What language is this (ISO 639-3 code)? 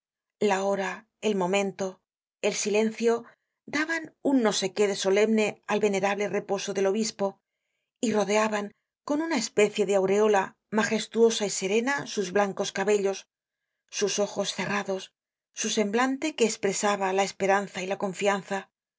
spa